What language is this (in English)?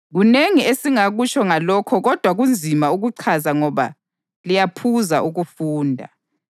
North Ndebele